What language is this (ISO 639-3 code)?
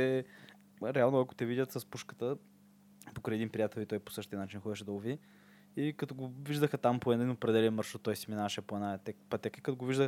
bul